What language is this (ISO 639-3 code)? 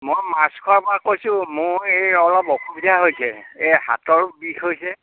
asm